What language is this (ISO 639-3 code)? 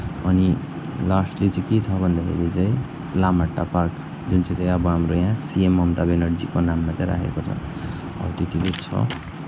nep